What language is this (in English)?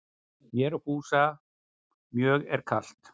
Icelandic